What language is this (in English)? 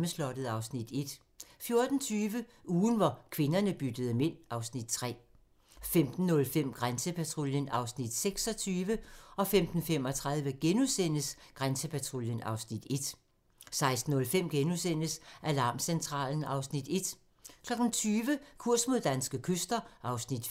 Danish